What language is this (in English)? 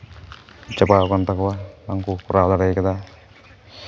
Santali